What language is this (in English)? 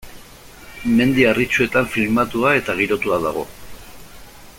Basque